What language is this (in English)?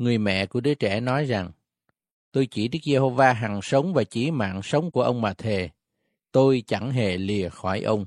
Vietnamese